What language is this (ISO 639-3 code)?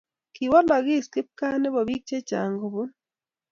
kln